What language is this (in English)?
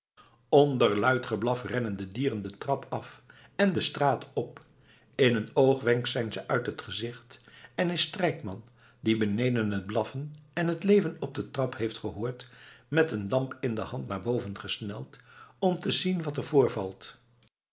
Dutch